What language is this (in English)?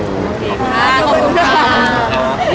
Thai